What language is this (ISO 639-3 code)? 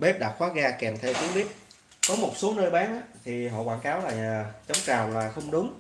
vie